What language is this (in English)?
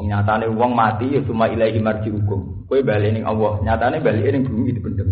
Indonesian